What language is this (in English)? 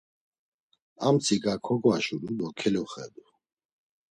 Laz